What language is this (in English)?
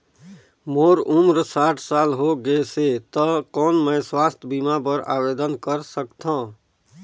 Chhattisgarhi